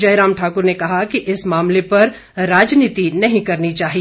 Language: Hindi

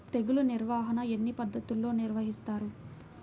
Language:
Telugu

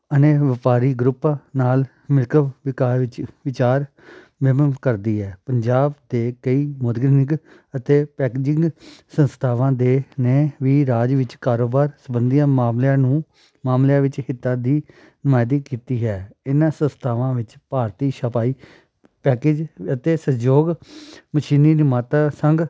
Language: Punjabi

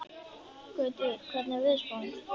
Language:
Icelandic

